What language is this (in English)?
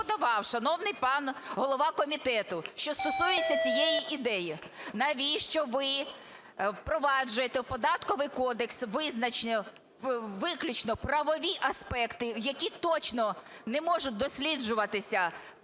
Ukrainian